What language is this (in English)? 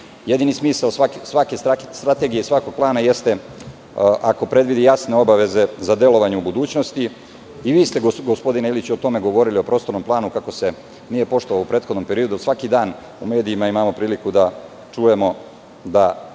Serbian